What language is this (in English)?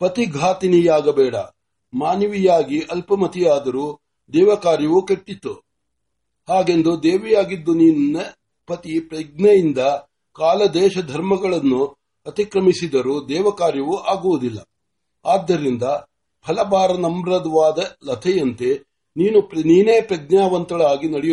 Marathi